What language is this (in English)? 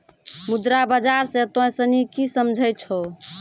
Maithili